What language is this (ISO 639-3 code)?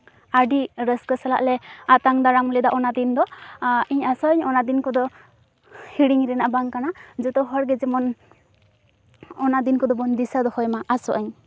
sat